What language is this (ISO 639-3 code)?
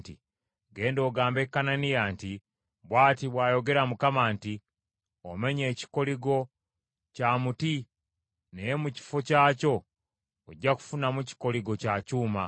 lug